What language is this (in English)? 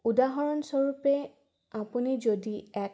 Assamese